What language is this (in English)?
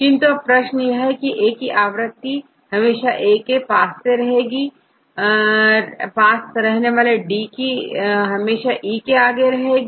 Hindi